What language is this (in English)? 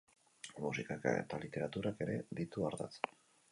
Basque